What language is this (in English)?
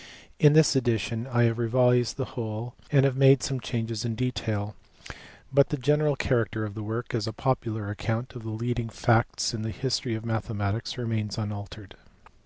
English